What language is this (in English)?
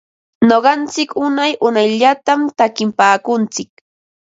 Ambo-Pasco Quechua